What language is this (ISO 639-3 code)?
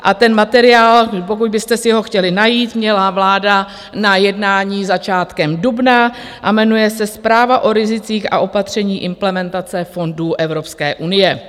ces